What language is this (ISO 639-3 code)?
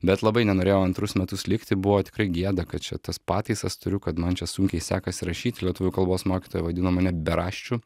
lit